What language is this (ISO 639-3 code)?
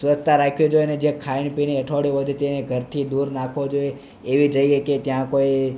guj